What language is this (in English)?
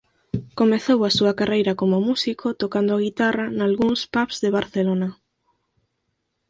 Galician